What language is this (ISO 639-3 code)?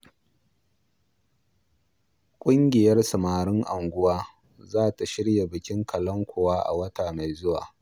hau